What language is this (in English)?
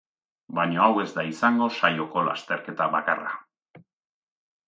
Basque